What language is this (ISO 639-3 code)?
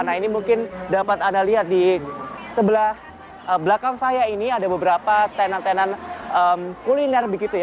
ind